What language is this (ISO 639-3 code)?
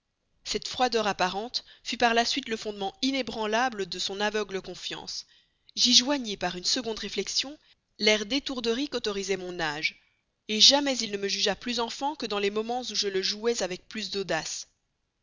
fra